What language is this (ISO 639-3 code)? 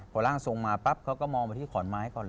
tha